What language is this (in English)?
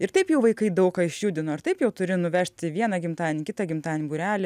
Lithuanian